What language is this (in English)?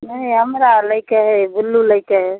Maithili